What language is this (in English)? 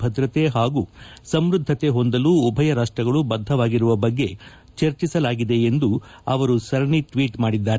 Kannada